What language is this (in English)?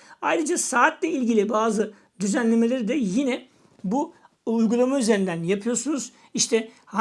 Turkish